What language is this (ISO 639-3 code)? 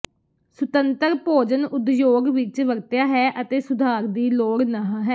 pan